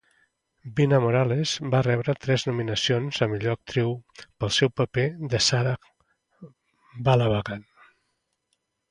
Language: Catalan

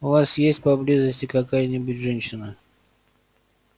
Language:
Russian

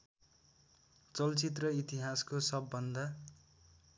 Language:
Nepali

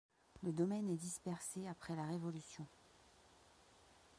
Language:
French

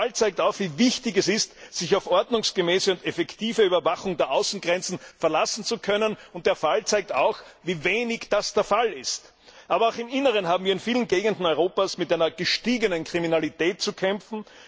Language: German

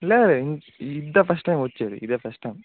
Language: Telugu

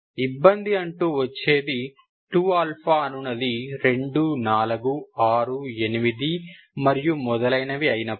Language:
Telugu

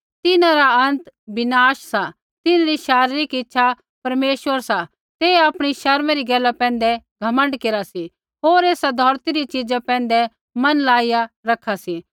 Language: Kullu Pahari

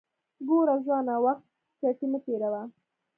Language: Pashto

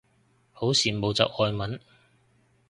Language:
Cantonese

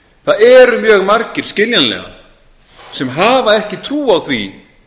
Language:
Icelandic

